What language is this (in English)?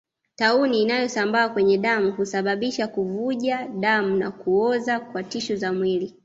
Swahili